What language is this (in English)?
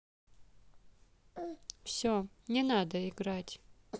Russian